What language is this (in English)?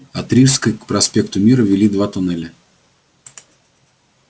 Russian